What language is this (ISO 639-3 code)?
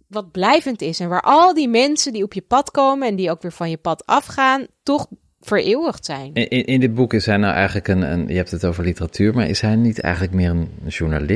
nld